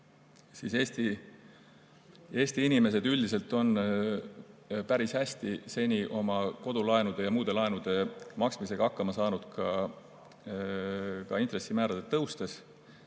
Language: Estonian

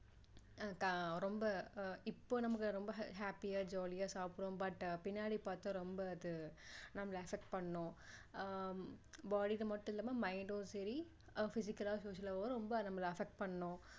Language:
Tamil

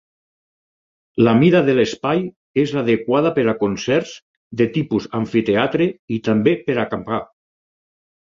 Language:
Catalan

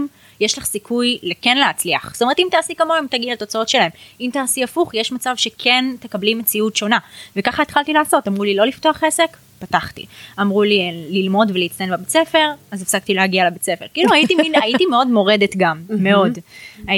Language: Hebrew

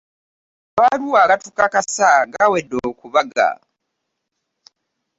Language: Ganda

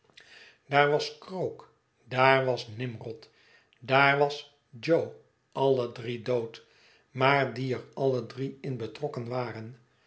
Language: Dutch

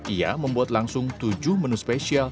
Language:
Indonesian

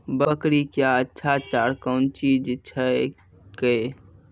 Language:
Maithili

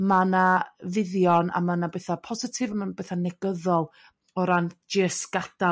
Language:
Welsh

